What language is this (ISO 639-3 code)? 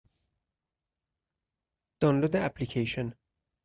fas